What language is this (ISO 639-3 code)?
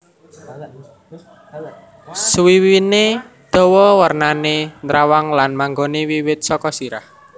jav